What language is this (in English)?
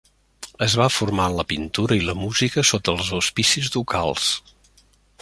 Catalan